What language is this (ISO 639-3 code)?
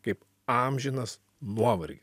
lit